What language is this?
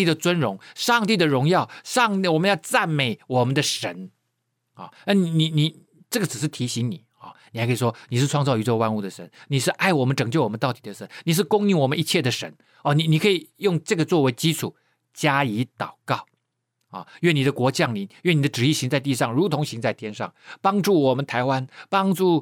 Chinese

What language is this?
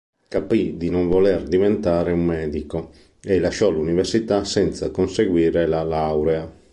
Italian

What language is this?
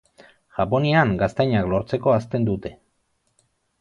Basque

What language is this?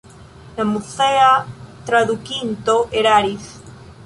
Esperanto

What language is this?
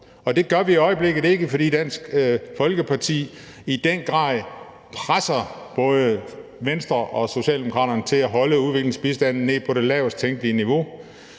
Danish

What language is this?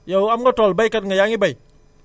Wolof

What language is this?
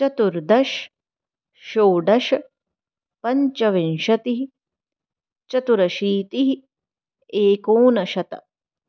Sanskrit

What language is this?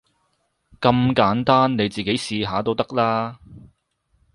Cantonese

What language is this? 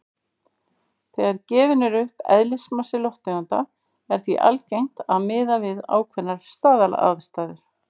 Icelandic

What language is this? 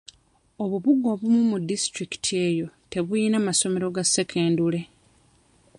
Ganda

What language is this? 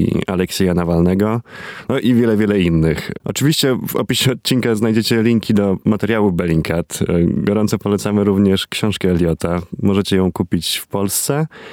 Polish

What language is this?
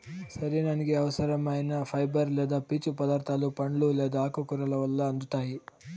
Telugu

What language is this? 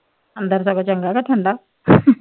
Punjabi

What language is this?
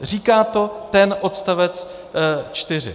Czech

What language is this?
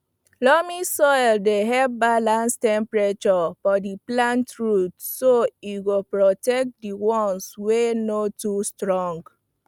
Nigerian Pidgin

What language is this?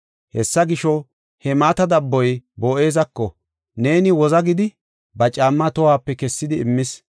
Gofa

